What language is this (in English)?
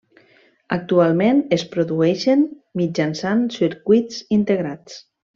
Catalan